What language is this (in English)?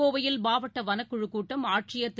Tamil